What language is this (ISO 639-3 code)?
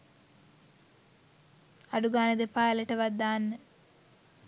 sin